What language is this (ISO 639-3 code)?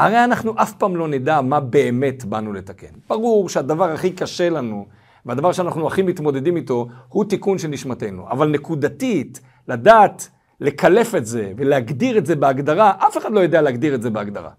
heb